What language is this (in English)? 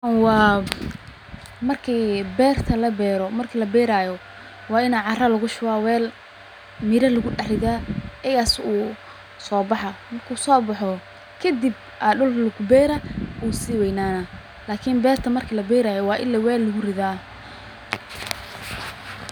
Somali